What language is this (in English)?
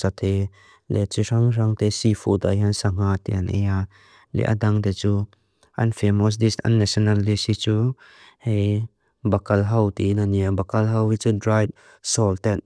Mizo